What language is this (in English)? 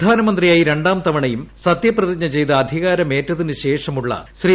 Malayalam